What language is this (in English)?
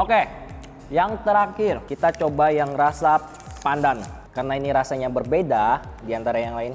Indonesian